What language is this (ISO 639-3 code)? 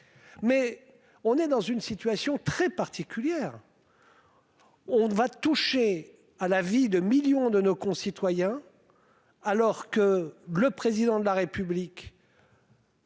fra